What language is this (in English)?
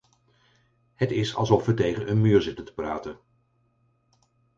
Dutch